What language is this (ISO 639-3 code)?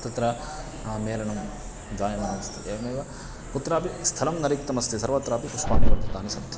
san